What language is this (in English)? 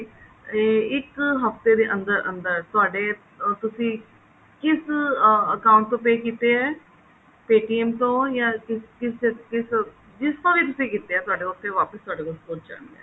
Punjabi